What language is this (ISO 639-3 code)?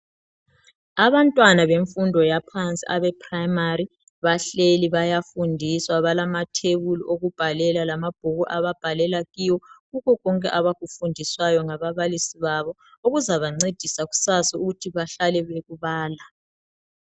nde